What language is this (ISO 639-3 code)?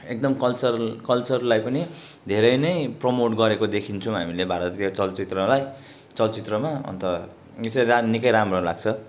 nep